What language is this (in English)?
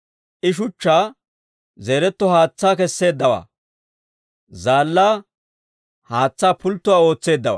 Dawro